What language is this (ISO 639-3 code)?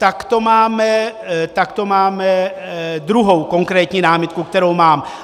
ces